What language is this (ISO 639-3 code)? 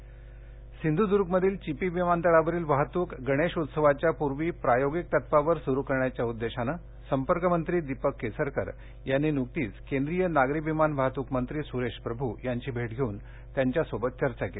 mar